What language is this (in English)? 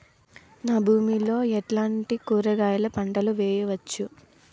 Telugu